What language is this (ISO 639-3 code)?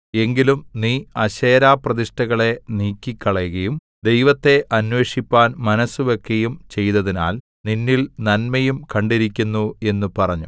mal